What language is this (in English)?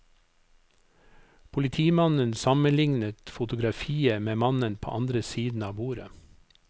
Norwegian